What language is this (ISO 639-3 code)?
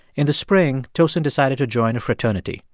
eng